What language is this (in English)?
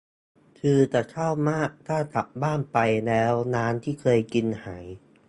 Thai